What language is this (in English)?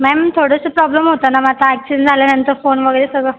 Marathi